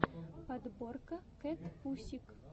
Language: Russian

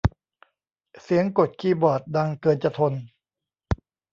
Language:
Thai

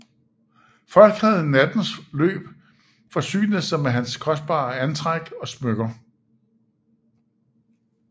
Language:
Danish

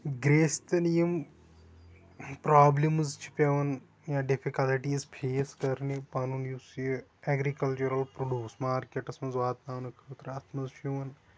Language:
Kashmiri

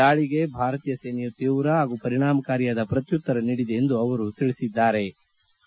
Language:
Kannada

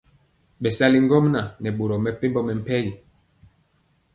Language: Mpiemo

